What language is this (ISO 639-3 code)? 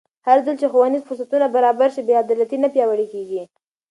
pus